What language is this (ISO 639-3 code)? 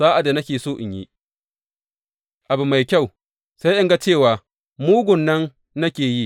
hau